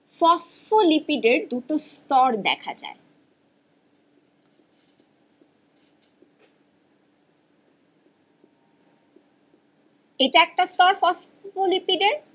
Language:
Bangla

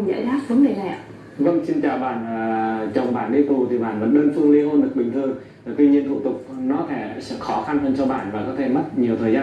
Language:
Vietnamese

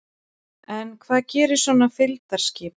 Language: Icelandic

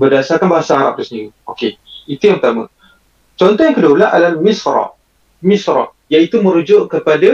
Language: Malay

